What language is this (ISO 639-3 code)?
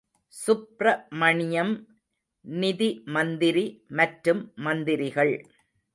tam